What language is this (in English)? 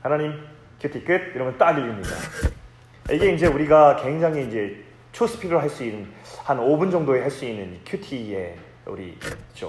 Korean